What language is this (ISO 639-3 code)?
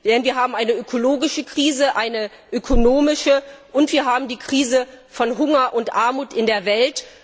deu